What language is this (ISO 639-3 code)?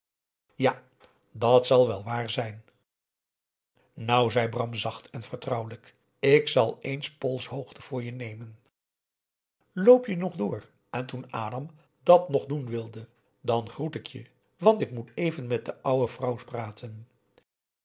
nld